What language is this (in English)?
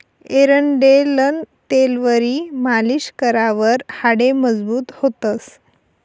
Marathi